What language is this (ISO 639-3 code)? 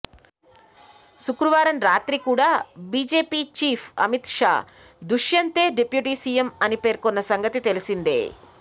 tel